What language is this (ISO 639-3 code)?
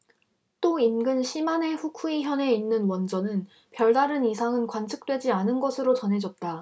kor